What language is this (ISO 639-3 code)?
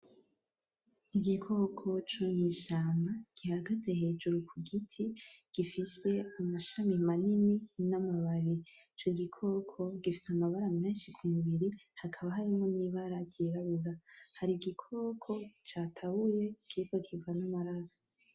run